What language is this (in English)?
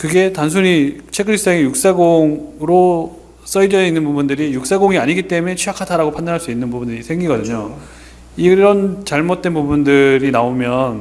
Korean